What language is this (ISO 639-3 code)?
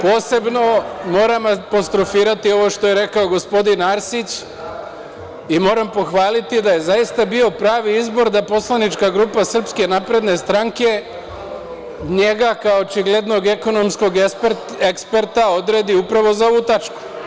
srp